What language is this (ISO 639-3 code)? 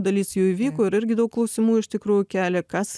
lit